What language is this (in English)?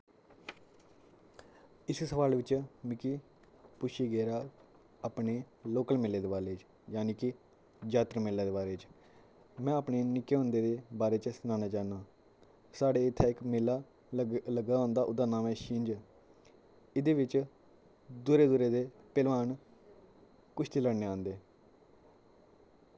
Dogri